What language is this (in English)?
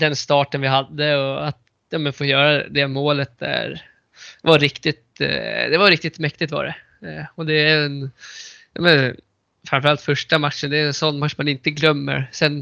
Swedish